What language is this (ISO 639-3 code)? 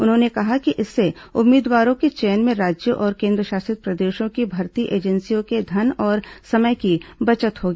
hin